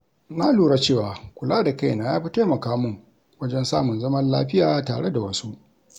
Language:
Hausa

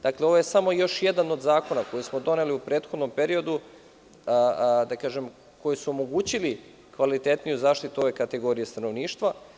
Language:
Serbian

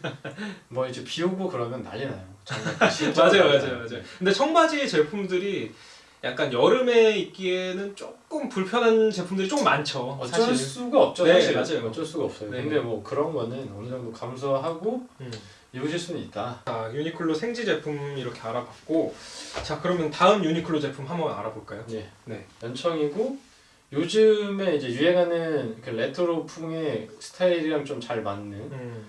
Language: Korean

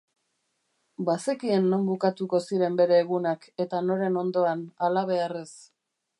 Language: Basque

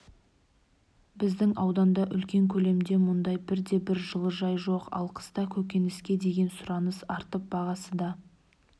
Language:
Kazakh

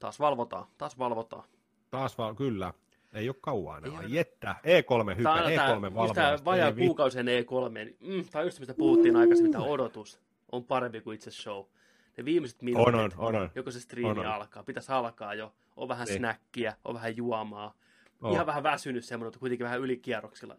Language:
Finnish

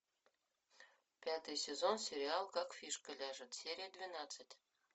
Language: Russian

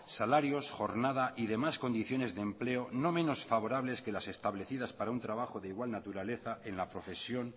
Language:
Spanish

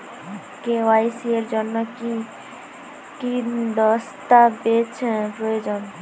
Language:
Bangla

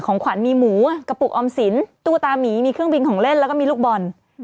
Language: Thai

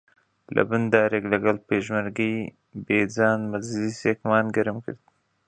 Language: Central Kurdish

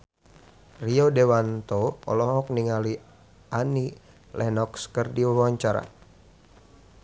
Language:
Sundanese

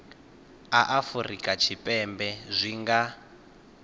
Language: Venda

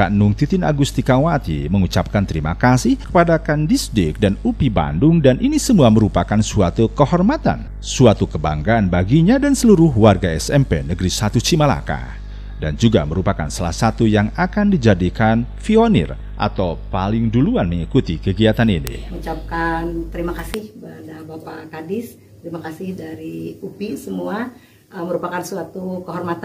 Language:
Indonesian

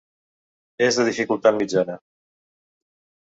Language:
Catalan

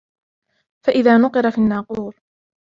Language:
Arabic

